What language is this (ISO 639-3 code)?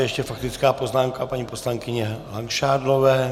ces